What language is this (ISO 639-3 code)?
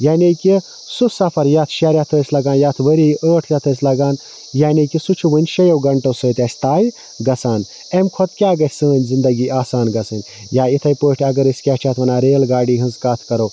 kas